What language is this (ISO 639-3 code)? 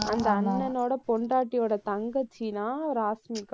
tam